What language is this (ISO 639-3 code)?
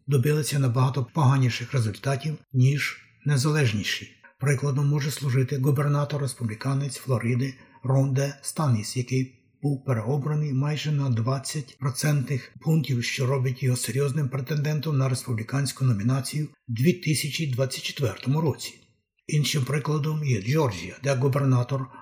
ukr